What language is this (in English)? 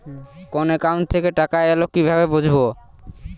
Bangla